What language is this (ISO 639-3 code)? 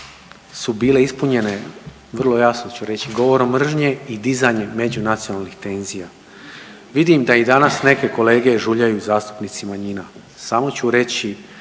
hrv